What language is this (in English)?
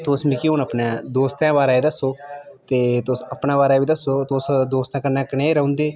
Dogri